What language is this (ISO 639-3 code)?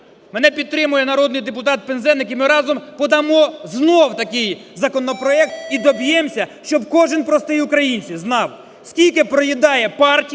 ukr